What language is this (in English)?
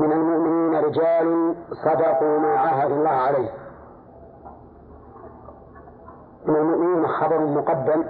Arabic